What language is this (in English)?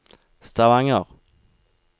Norwegian